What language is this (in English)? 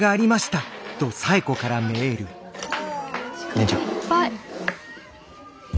Japanese